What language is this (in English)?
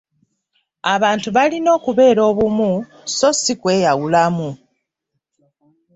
Ganda